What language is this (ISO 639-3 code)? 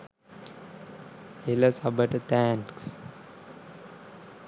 sin